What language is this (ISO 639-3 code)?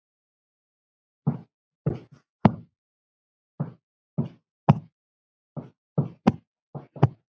isl